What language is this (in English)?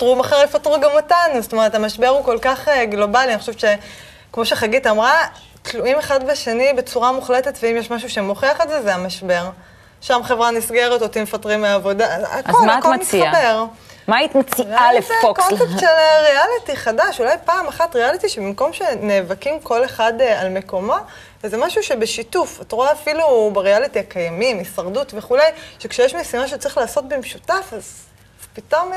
Hebrew